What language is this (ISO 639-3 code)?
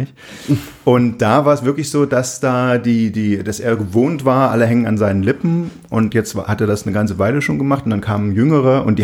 deu